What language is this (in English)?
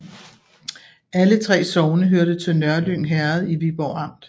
Danish